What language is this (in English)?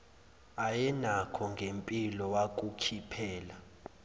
Zulu